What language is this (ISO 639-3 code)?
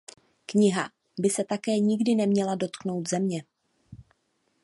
ces